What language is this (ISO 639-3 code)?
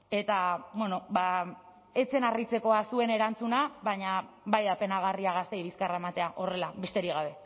eus